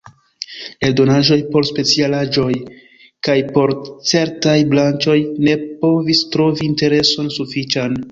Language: Esperanto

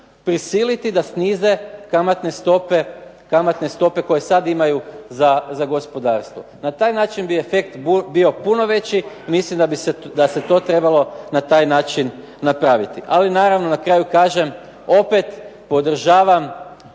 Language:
Croatian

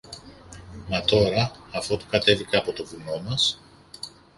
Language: Greek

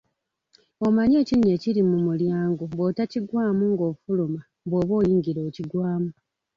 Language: Ganda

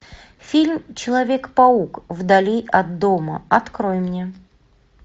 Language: Russian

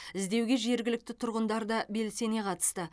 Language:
Kazakh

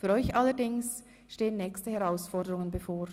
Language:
Swiss German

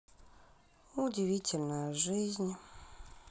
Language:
Russian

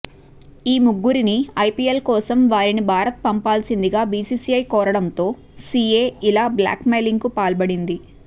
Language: Telugu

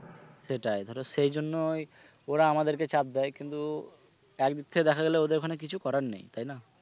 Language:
Bangla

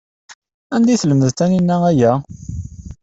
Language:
Kabyle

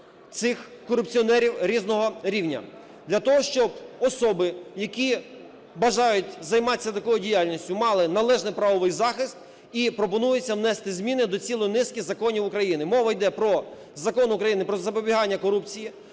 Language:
Ukrainian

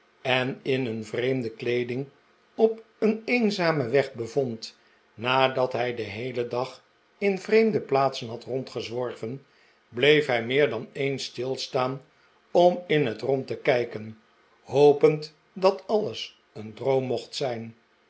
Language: Dutch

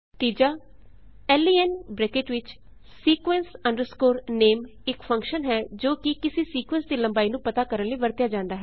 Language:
Punjabi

